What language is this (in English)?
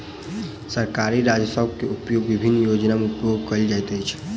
Maithili